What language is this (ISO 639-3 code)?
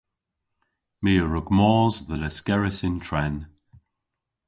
cor